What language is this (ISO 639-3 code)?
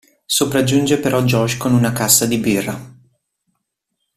ita